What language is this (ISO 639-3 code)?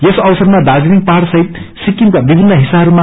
nep